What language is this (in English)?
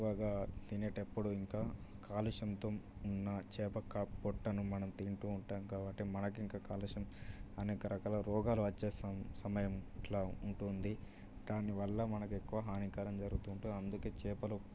Telugu